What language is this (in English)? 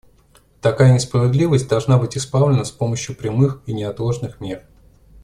Russian